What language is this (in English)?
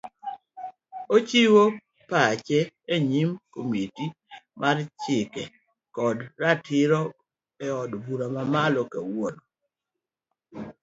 Luo (Kenya and Tanzania)